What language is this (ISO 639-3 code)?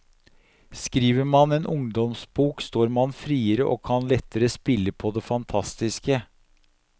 nor